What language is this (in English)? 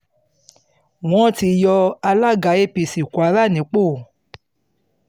Yoruba